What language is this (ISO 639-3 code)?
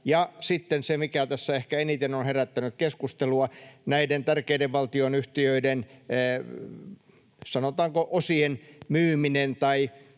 fin